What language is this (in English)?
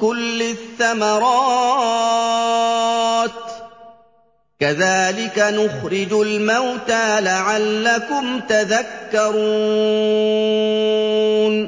Arabic